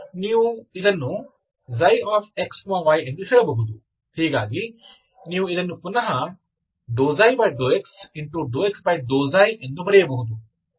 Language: Kannada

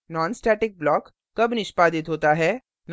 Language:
Hindi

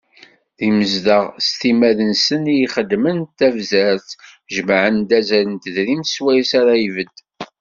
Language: Kabyle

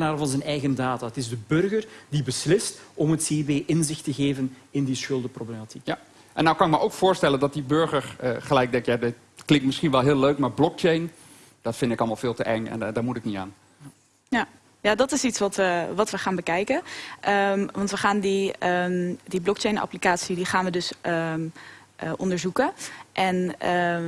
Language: Dutch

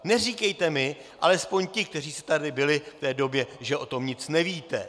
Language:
Czech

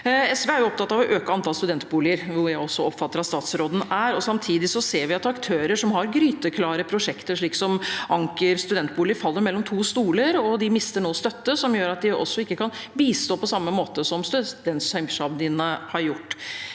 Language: Norwegian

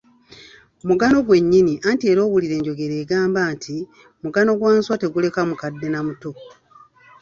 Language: Ganda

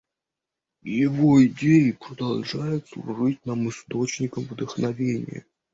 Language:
Russian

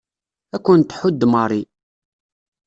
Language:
Kabyle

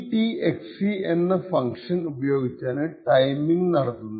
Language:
Malayalam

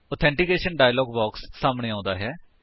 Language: Punjabi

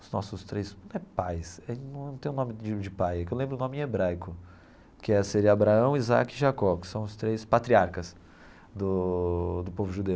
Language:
Portuguese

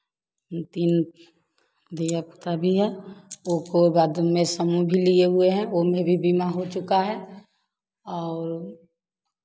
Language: Hindi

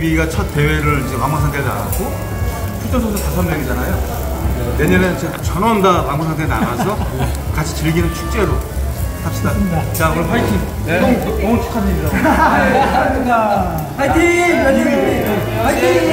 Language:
Korean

